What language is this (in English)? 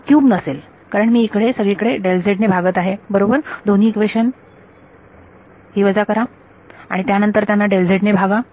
Marathi